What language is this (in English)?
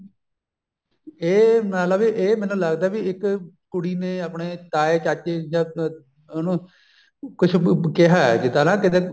Punjabi